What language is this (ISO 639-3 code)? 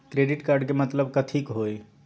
mag